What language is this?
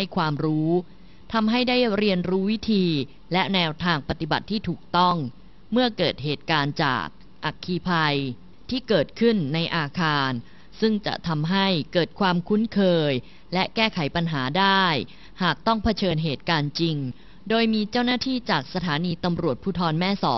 Thai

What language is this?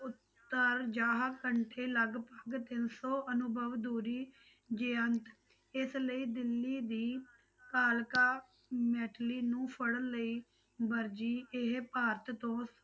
Punjabi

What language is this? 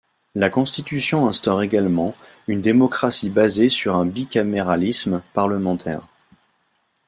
French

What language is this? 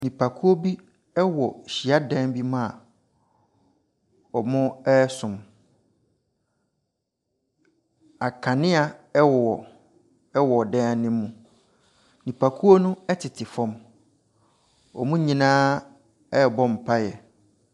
Akan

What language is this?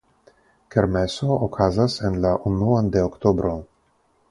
Esperanto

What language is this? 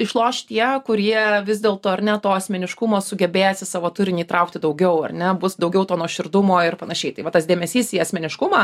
Lithuanian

